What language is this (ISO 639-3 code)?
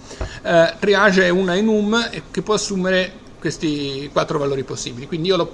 ita